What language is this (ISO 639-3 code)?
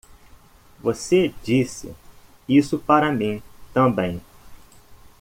por